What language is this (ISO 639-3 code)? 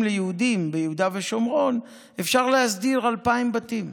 heb